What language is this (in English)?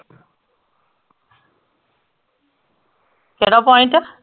Punjabi